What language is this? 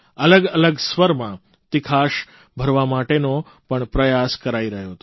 Gujarati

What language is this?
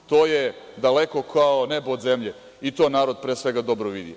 Serbian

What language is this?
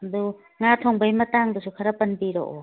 Manipuri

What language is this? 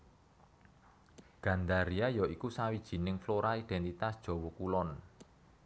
Javanese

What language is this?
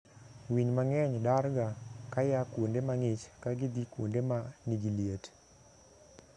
Luo (Kenya and Tanzania)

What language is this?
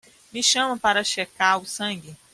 Portuguese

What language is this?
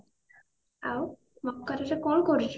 Odia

